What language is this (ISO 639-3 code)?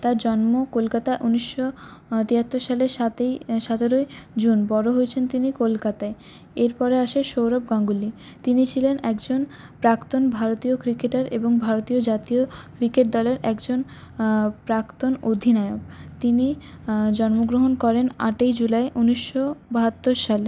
ben